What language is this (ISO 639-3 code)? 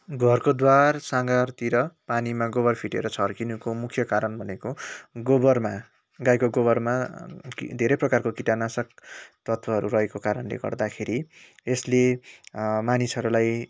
nep